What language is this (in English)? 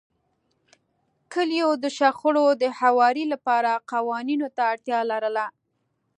Pashto